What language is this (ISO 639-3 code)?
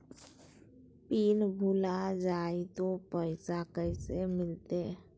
mag